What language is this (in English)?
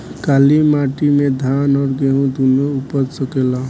Bhojpuri